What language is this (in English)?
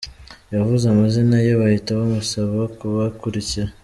Kinyarwanda